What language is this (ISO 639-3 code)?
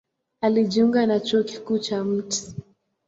swa